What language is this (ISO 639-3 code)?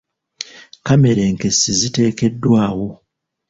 lug